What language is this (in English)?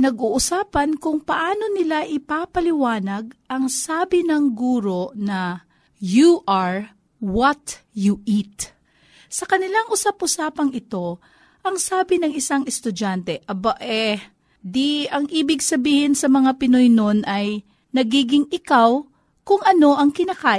Filipino